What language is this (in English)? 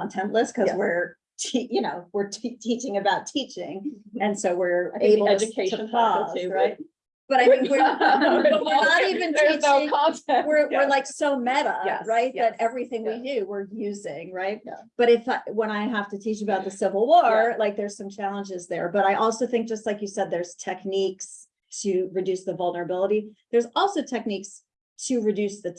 English